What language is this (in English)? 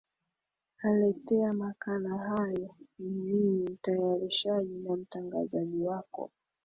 Swahili